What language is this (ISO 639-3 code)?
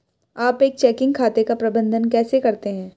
hin